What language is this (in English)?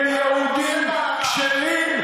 Hebrew